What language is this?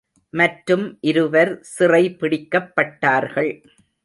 Tamil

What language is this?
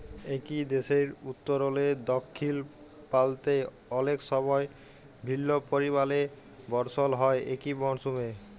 Bangla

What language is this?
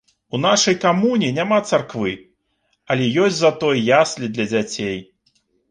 Belarusian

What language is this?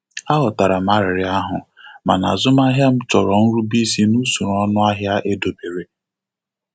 Igbo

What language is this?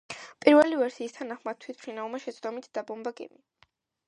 Georgian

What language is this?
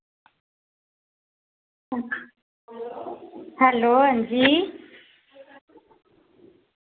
Dogri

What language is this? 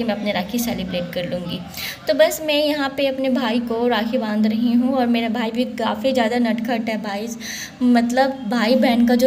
Hindi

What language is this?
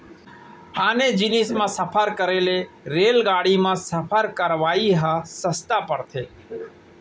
Chhattisgarhi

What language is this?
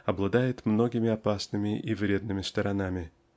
Russian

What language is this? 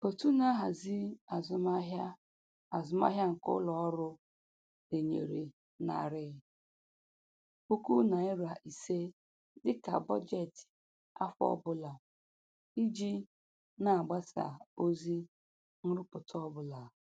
Igbo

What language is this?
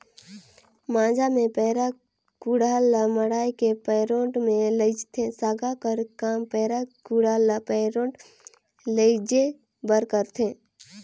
Chhattisgarhi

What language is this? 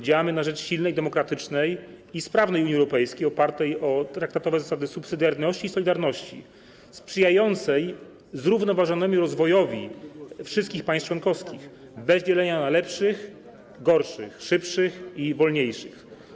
Polish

